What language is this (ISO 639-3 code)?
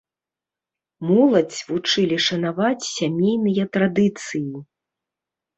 bel